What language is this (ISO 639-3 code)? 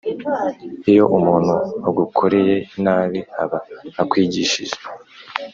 kin